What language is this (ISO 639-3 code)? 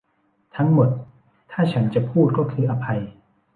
tha